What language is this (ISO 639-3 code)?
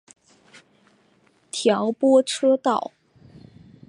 zho